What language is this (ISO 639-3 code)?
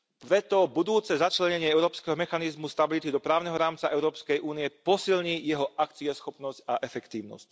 slk